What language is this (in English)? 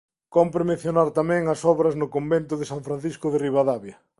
Galician